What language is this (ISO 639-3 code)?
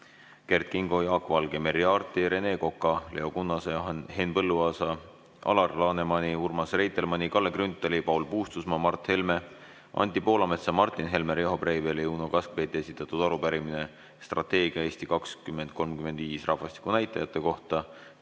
est